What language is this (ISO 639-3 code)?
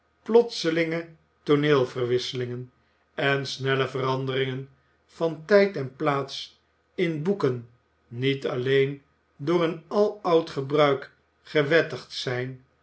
nld